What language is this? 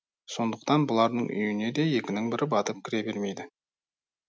Kazakh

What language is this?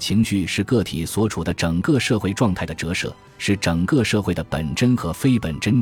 Chinese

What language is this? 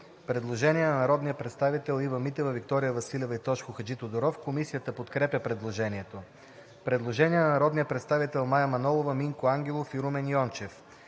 Bulgarian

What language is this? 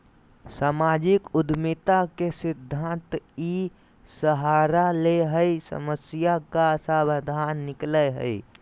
Magahi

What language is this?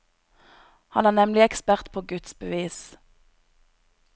Norwegian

